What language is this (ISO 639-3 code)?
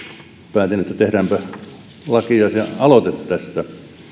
fin